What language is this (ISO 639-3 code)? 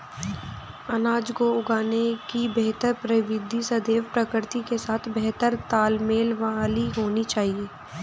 hin